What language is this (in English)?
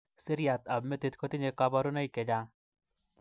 Kalenjin